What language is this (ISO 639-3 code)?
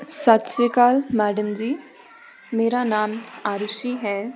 pan